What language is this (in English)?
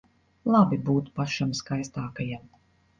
Latvian